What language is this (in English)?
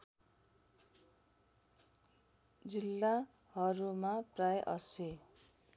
Nepali